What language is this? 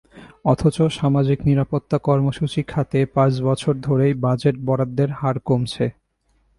Bangla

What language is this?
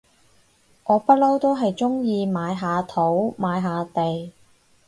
Cantonese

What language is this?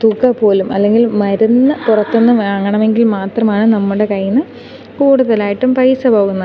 Malayalam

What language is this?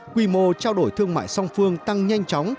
Vietnamese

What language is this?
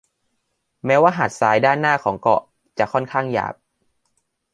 Thai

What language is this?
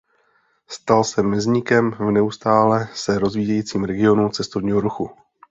Czech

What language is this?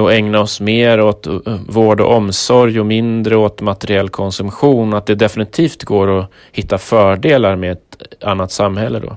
Swedish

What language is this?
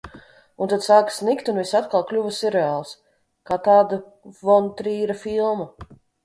Latvian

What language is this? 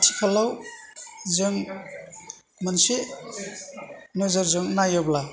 Bodo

